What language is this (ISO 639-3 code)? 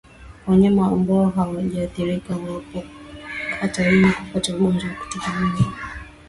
swa